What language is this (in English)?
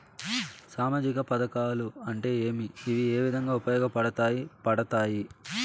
Telugu